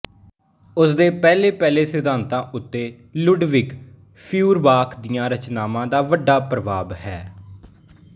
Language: Punjabi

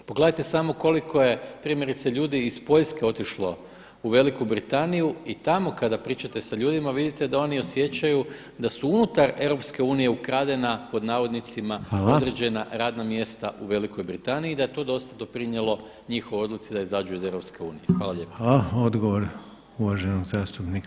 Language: Croatian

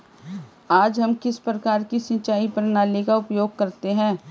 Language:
Hindi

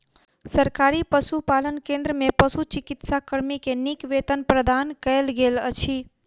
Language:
Maithili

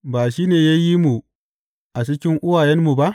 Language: Hausa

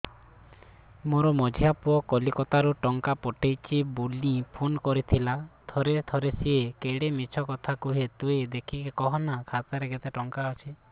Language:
Odia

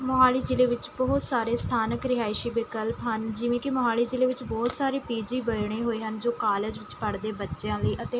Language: Punjabi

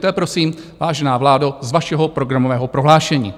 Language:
Czech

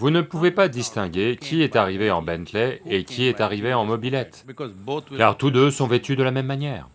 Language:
French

